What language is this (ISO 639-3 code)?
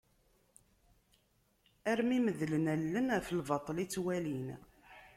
kab